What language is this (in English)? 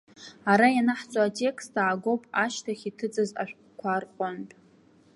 Abkhazian